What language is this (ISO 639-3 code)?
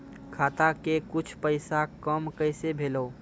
mai